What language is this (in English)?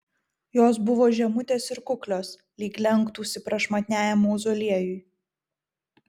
Lithuanian